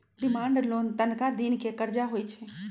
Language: Magahi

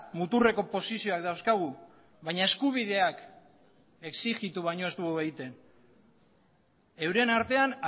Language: Basque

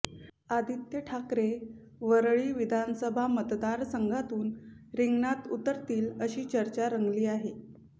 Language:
Marathi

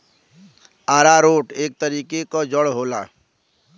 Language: Bhojpuri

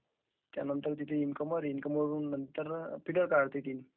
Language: Marathi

